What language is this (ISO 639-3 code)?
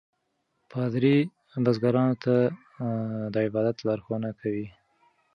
pus